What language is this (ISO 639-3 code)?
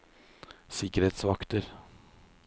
nor